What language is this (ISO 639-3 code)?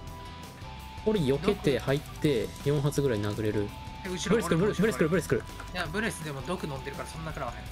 jpn